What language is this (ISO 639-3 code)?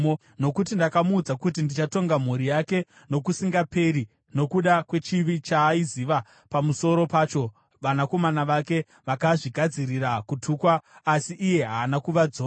sna